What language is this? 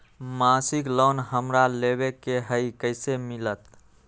Magahi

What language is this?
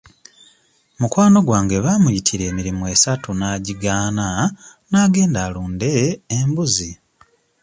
Ganda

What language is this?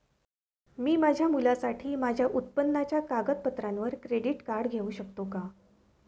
Marathi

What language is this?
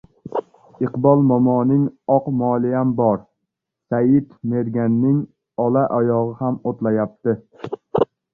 Uzbek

